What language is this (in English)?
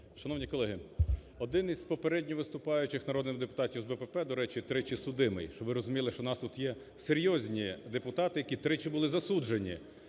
Ukrainian